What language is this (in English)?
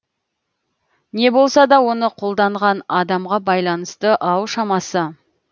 Kazakh